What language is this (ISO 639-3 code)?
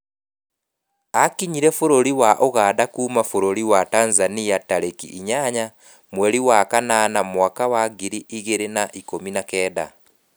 kik